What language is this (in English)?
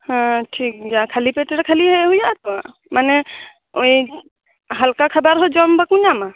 Santali